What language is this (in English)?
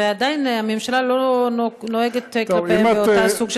Hebrew